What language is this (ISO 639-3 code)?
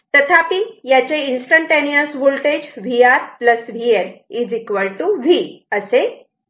mar